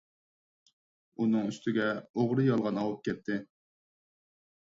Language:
Uyghur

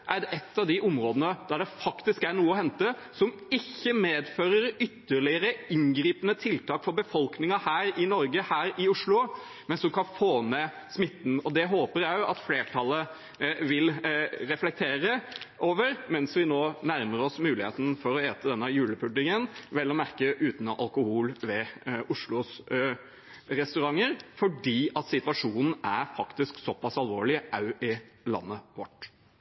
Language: Norwegian Bokmål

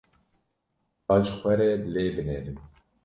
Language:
Kurdish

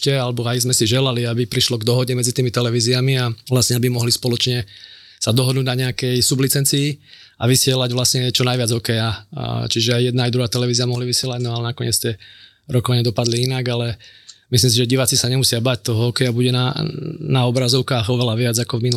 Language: Slovak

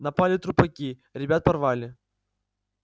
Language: Russian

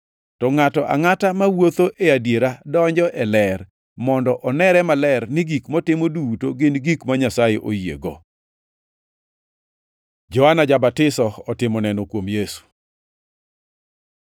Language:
Luo (Kenya and Tanzania)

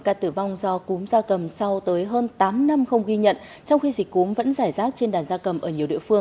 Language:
Vietnamese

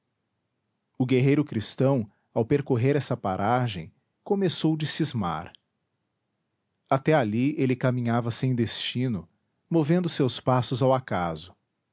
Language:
Portuguese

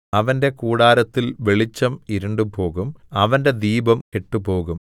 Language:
Malayalam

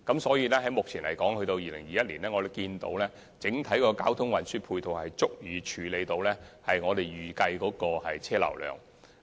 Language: Cantonese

